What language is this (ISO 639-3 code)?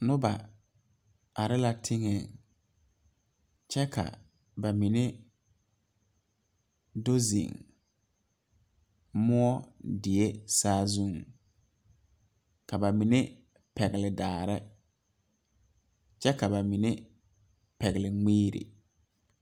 dga